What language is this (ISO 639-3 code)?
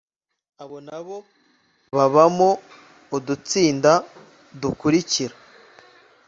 kin